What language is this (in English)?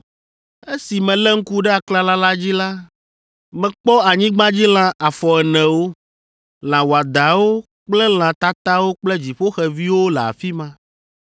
Ewe